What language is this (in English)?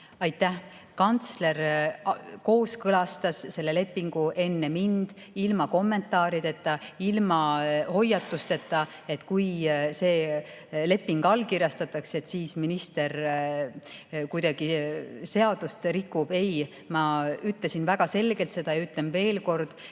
Estonian